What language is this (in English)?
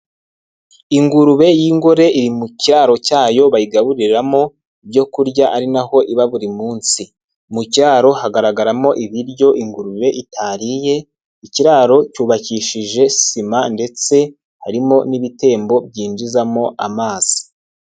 Kinyarwanda